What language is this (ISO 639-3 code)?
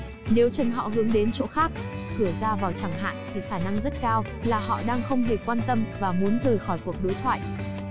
vie